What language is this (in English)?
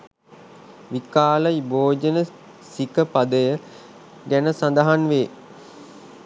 Sinhala